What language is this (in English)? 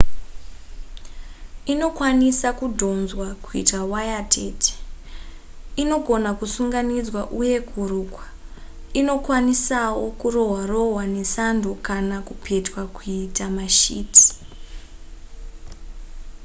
Shona